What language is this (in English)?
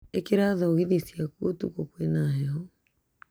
Kikuyu